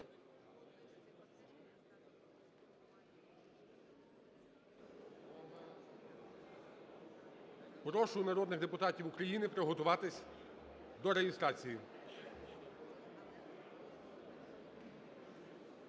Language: Ukrainian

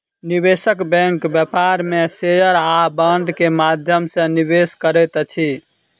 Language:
Maithili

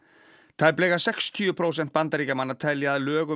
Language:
Icelandic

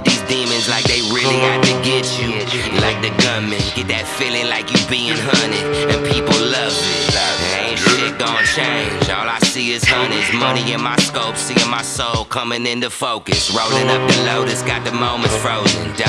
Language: English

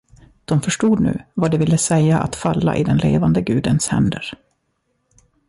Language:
Swedish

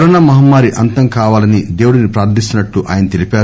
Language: Telugu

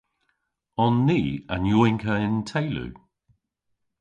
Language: Cornish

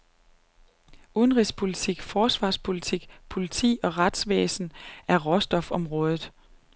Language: Danish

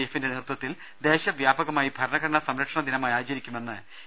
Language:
Malayalam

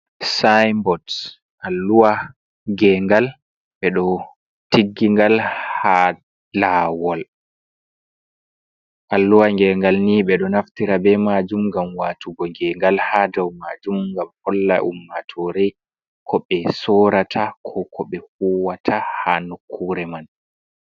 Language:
Fula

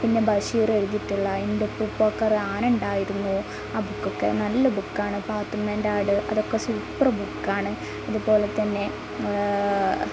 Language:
Malayalam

